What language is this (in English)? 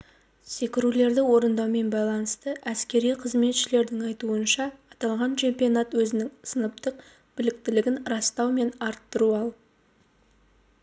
Kazakh